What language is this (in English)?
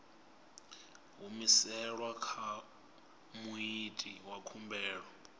Venda